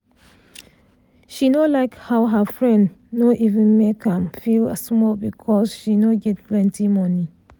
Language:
Nigerian Pidgin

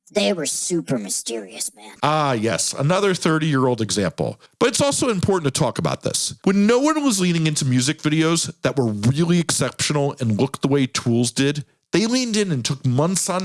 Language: English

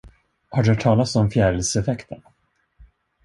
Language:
Swedish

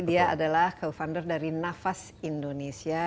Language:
Indonesian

